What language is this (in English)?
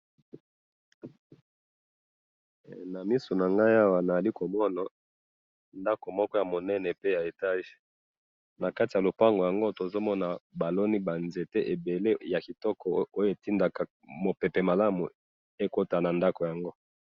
Lingala